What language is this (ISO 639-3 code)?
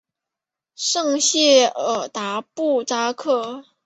zho